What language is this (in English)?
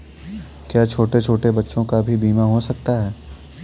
Hindi